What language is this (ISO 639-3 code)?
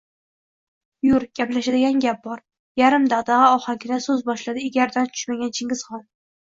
uzb